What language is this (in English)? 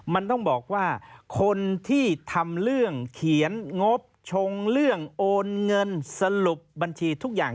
Thai